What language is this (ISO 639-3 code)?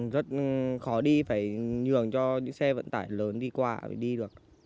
vie